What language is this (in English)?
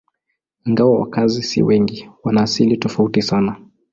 Swahili